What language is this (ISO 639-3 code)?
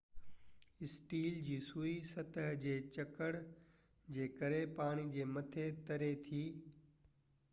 snd